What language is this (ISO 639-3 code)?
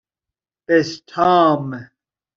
fas